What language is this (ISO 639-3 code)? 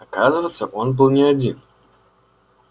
rus